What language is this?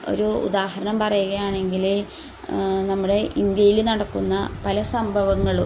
Malayalam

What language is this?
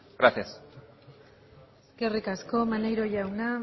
Basque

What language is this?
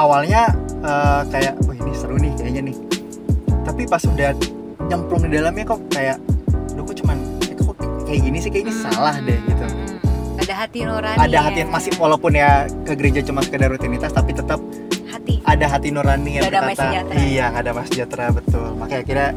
Indonesian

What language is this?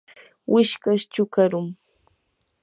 Yanahuanca Pasco Quechua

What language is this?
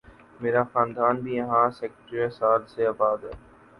Urdu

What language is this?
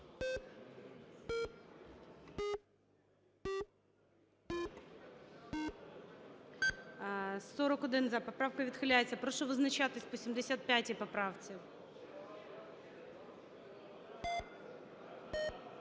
Ukrainian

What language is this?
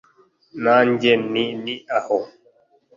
Kinyarwanda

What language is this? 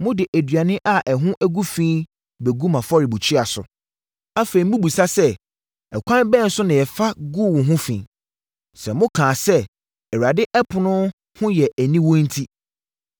Akan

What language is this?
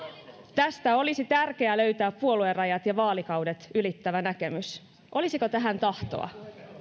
Finnish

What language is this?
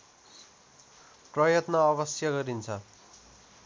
Nepali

